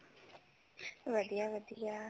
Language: Punjabi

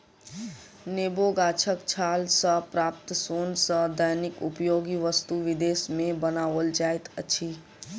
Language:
Maithili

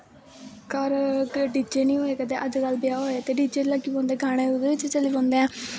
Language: Dogri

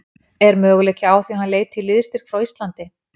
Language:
Icelandic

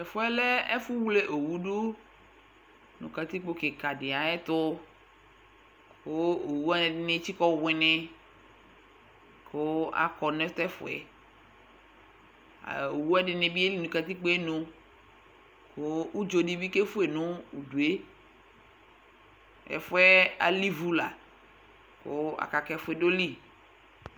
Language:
Ikposo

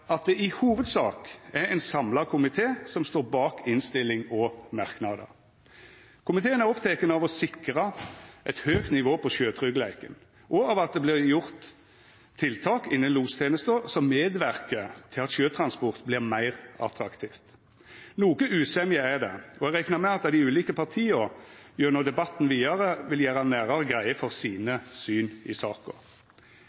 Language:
Norwegian Nynorsk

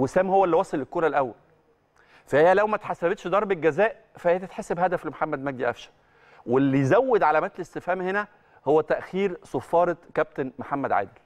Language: Arabic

